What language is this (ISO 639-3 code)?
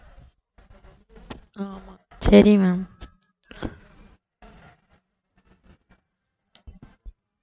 tam